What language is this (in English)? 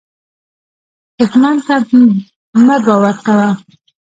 Pashto